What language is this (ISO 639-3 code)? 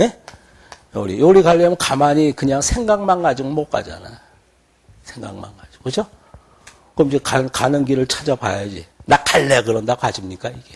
kor